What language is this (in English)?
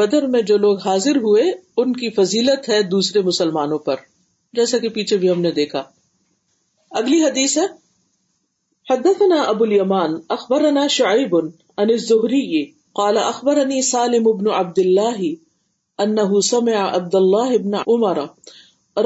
Urdu